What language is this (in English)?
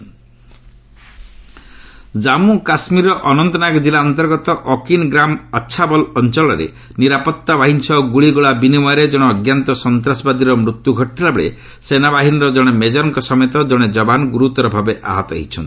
Odia